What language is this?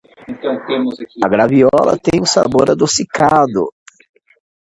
Portuguese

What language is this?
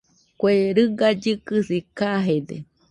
Nüpode Huitoto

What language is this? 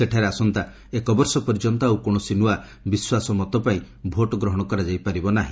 Odia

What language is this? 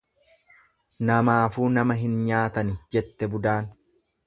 Oromo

